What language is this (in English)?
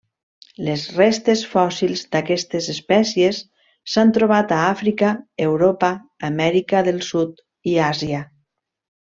Catalan